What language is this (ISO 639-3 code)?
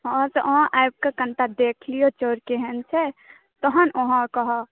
mai